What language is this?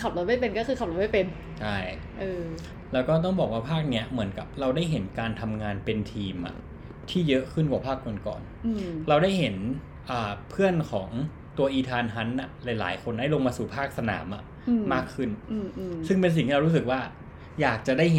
Thai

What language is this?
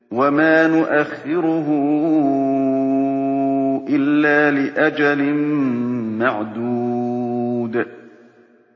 Arabic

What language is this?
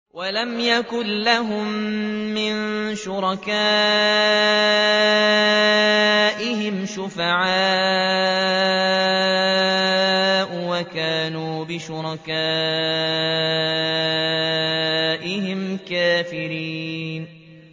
Arabic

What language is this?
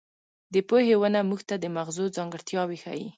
Pashto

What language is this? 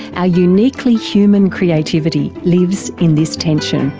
English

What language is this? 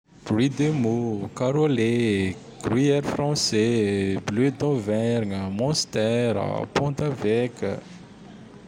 Tandroy-Mahafaly Malagasy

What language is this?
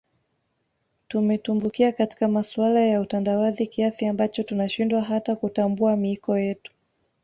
Swahili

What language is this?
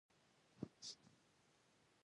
Pashto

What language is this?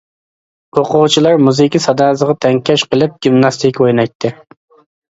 Uyghur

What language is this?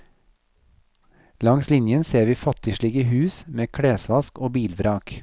Norwegian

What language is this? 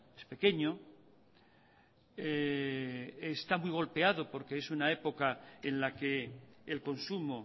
Spanish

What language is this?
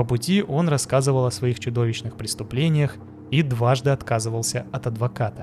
Russian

